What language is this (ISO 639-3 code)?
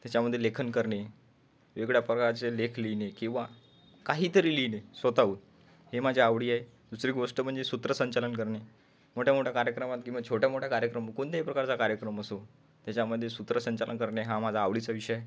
mar